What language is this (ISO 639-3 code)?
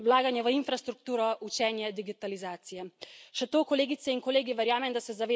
slv